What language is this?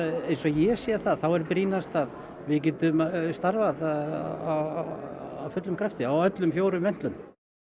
Icelandic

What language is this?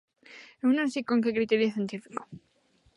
Galician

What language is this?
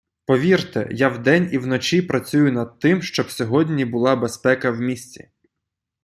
Ukrainian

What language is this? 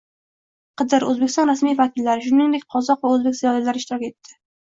Uzbek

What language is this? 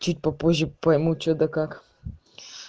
Russian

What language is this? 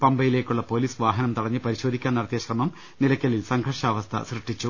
Malayalam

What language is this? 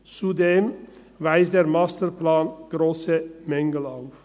Swiss German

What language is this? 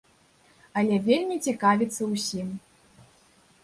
Belarusian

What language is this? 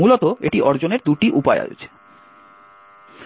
Bangla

